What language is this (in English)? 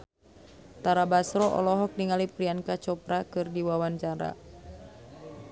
Sundanese